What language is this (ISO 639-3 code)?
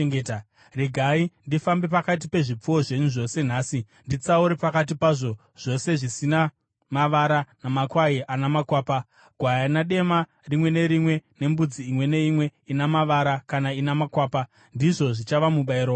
sna